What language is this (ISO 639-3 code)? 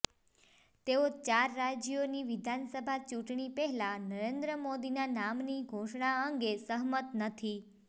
guj